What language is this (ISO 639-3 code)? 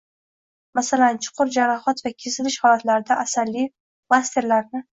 uzb